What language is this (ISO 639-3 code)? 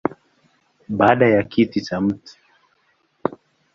swa